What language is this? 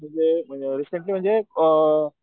Marathi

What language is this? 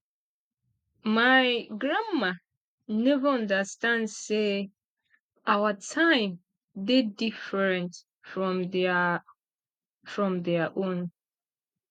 Nigerian Pidgin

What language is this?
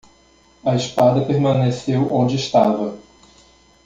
Portuguese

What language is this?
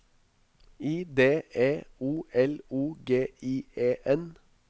Norwegian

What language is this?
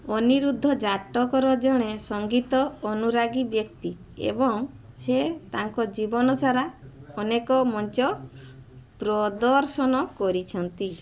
Odia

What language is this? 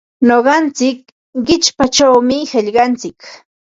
Ambo-Pasco Quechua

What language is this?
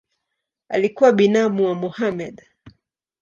Swahili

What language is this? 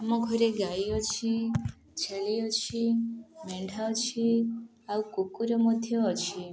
Odia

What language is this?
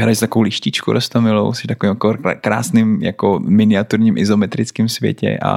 Czech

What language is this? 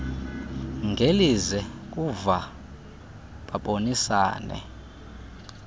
Xhosa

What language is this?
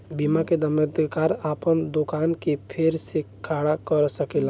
Bhojpuri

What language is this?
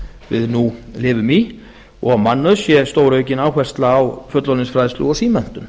Icelandic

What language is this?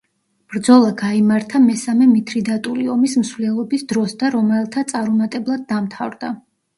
Georgian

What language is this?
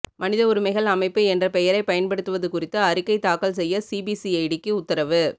Tamil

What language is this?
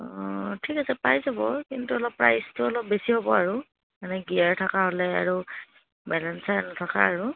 Assamese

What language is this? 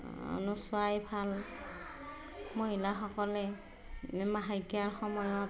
Assamese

